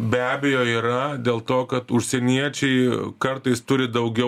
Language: Lithuanian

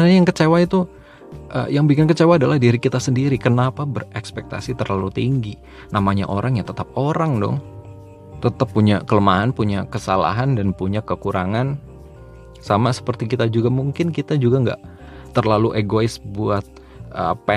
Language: Indonesian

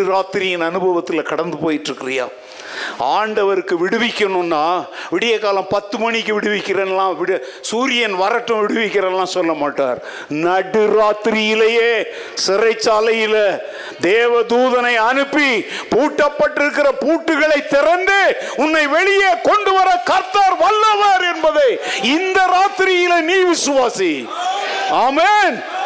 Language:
Tamil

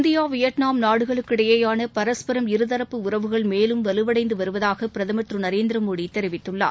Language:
Tamil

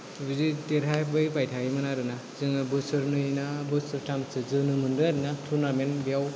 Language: Bodo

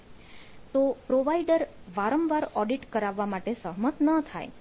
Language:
Gujarati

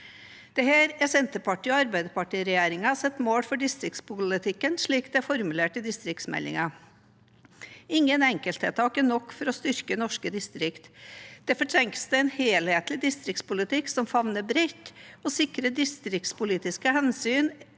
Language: Norwegian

